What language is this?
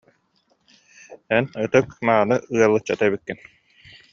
Yakut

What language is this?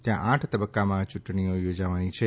Gujarati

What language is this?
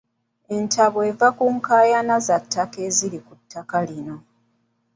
Ganda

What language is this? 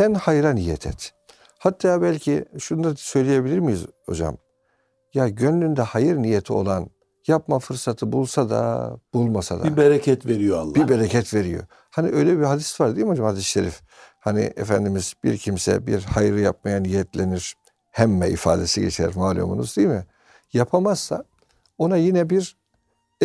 Turkish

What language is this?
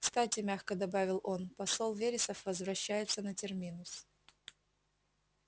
Russian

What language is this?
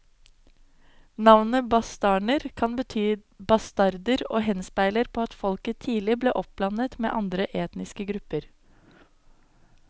Norwegian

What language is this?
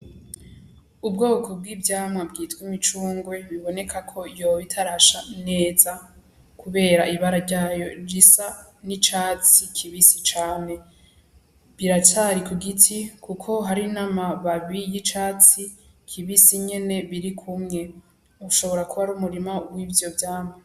Rundi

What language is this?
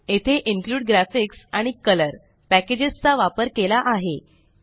Marathi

